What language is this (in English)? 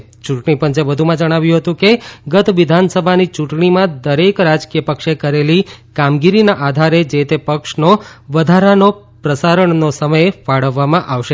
Gujarati